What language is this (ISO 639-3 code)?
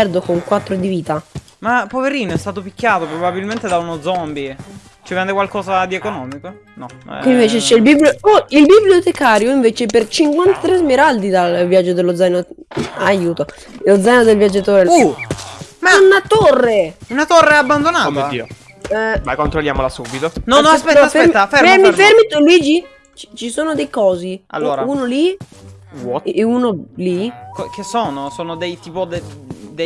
ita